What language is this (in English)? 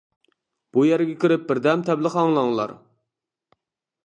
Uyghur